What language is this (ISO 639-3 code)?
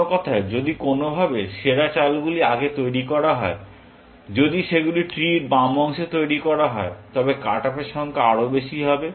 ben